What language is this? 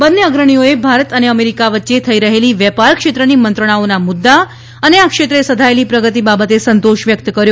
Gujarati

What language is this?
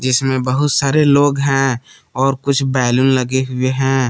Hindi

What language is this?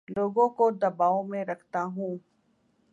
Urdu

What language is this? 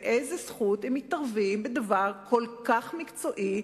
Hebrew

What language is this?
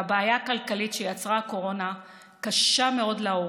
Hebrew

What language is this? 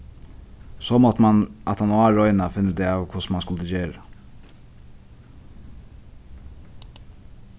Faroese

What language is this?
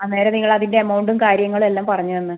Malayalam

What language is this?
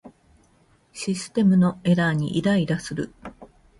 Japanese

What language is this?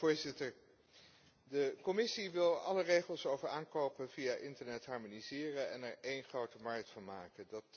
Dutch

